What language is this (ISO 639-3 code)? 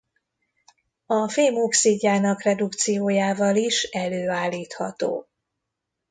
hun